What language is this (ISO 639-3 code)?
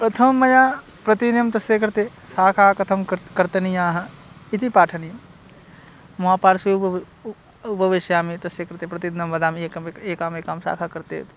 san